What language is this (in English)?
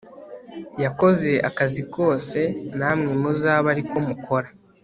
Kinyarwanda